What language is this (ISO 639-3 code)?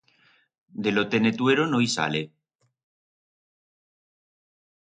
arg